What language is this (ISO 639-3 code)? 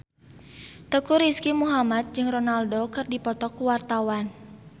sun